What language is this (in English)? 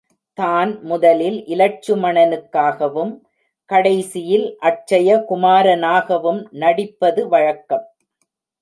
Tamil